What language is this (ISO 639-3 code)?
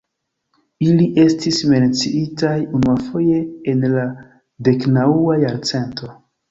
epo